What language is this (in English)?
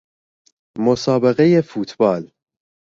Persian